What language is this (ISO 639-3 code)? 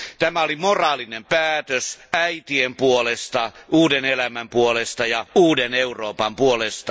fin